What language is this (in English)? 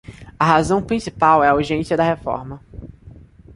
Portuguese